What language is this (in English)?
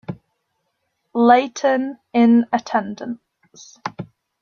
English